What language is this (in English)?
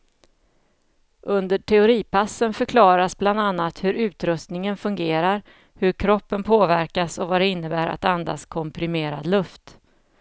Swedish